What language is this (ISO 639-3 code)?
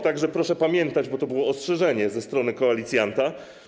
pol